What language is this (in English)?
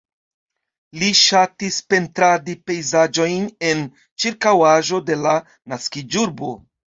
Esperanto